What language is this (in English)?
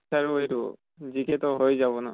Assamese